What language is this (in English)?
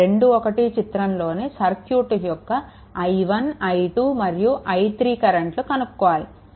Telugu